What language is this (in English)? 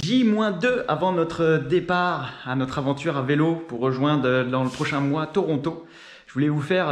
French